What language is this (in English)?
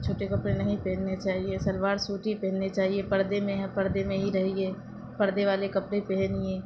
Urdu